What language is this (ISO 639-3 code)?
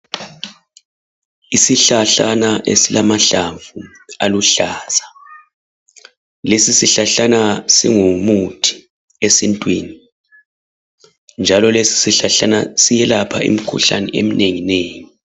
nde